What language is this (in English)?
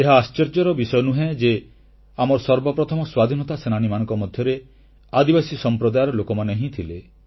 Odia